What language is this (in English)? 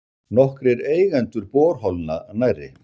Icelandic